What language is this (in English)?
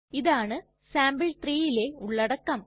Malayalam